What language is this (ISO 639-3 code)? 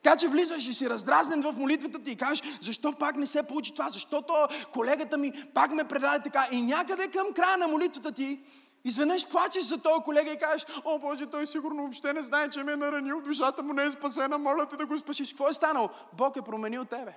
bul